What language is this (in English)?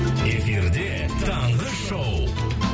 Kazakh